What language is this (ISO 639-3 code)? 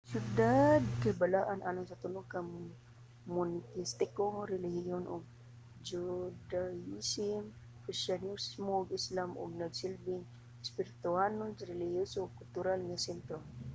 ceb